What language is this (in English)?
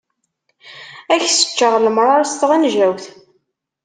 Kabyle